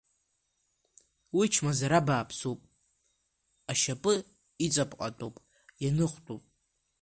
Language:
Abkhazian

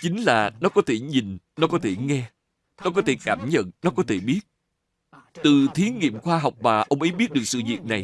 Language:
Vietnamese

